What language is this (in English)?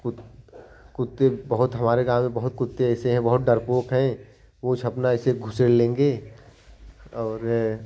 Hindi